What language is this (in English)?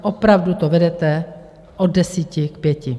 Czech